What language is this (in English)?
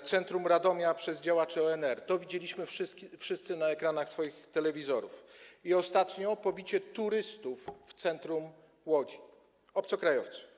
Polish